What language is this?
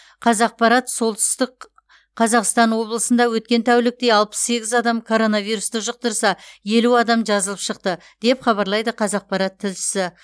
Kazakh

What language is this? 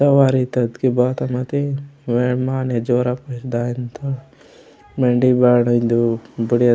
Gondi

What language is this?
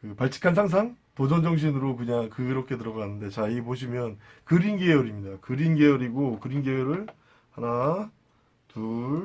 Korean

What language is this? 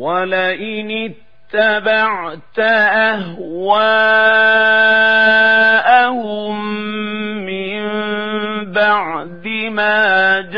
Arabic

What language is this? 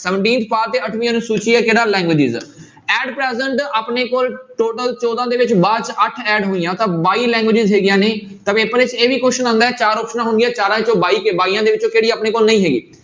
Punjabi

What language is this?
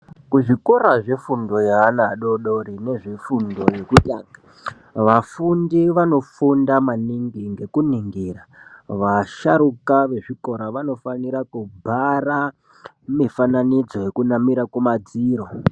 Ndau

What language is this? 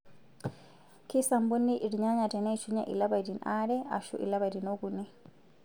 Masai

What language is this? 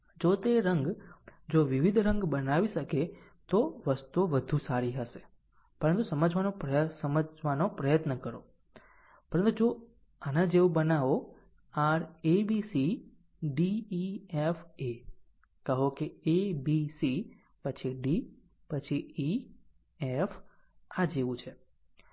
Gujarati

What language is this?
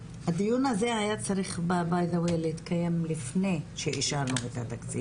Hebrew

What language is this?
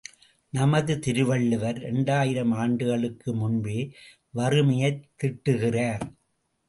Tamil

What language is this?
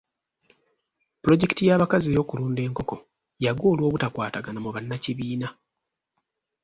Ganda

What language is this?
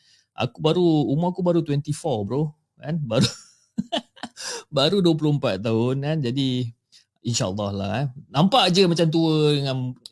Malay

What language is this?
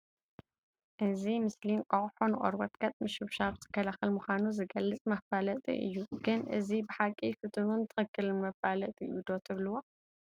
Tigrinya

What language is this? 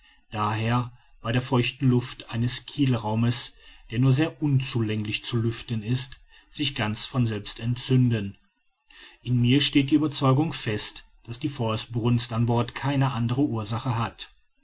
German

